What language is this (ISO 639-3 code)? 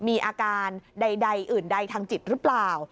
tha